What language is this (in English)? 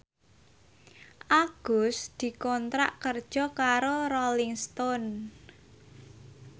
Javanese